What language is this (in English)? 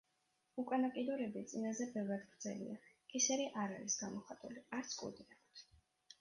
Georgian